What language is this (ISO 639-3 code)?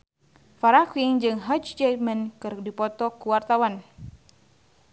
sun